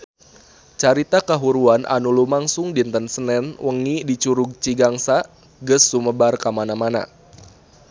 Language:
Sundanese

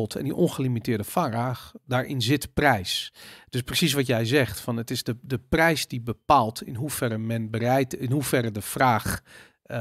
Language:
Dutch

